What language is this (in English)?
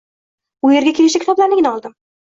Uzbek